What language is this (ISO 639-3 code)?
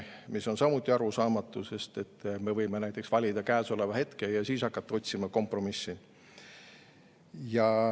est